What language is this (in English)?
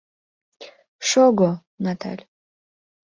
Mari